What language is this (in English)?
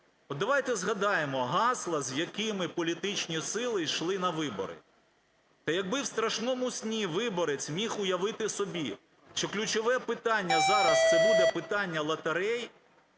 Ukrainian